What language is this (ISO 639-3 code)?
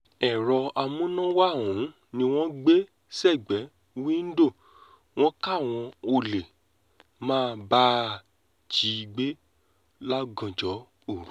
yor